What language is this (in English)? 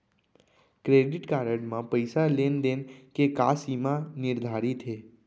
Chhattisgarhi